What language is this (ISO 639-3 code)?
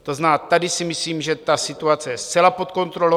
ces